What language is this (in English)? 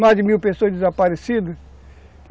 Portuguese